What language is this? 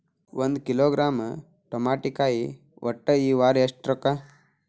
Kannada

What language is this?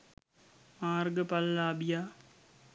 Sinhala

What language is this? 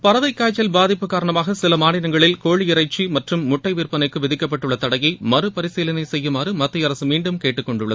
Tamil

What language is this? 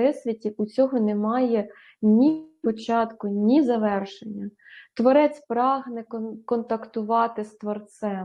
Ukrainian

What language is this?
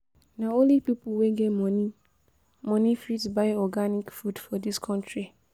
Nigerian Pidgin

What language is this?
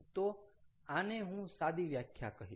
Gujarati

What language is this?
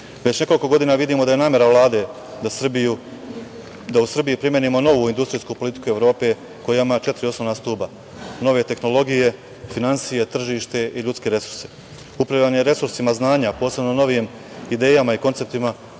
Serbian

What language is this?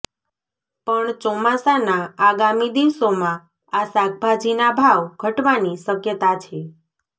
Gujarati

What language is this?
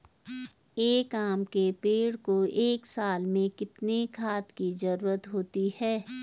Hindi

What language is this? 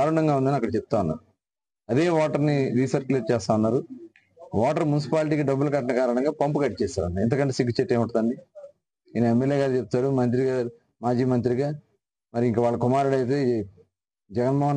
Telugu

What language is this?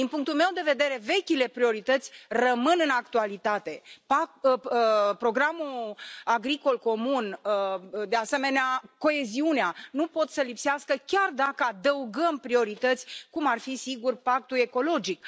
Romanian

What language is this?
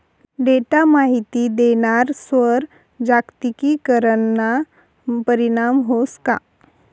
Marathi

